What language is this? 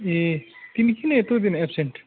Nepali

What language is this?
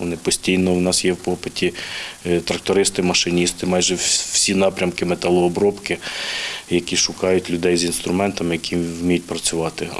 Ukrainian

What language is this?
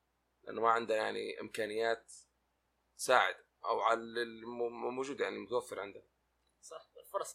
Arabic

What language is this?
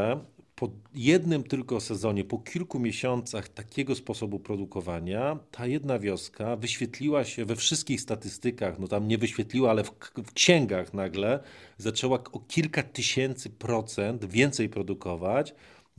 Polish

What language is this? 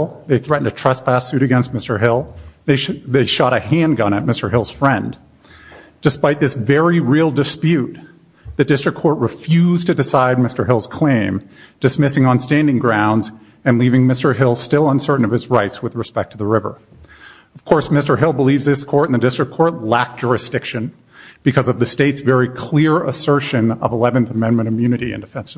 English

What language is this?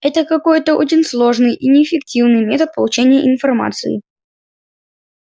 Russian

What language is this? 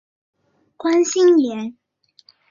Chinese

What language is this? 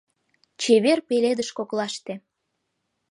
Mari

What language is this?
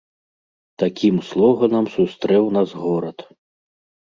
Belarusian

